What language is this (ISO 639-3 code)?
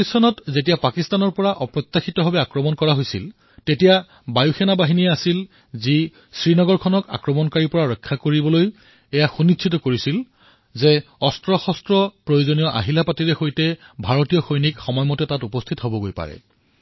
asm